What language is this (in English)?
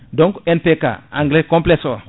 Fula